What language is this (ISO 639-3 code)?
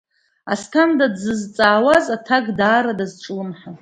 abk